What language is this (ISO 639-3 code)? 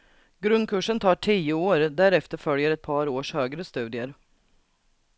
swe